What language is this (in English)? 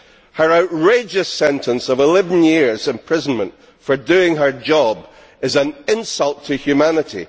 English